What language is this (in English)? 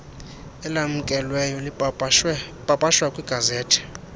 Xhosa